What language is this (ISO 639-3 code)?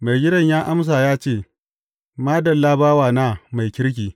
hau